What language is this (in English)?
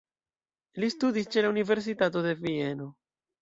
Esperanto